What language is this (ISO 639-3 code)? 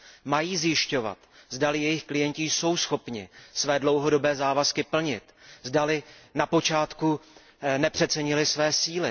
ces